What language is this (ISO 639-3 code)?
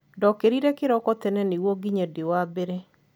kik